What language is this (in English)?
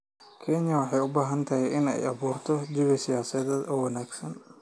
Somali